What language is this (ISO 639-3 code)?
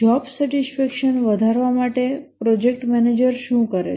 guj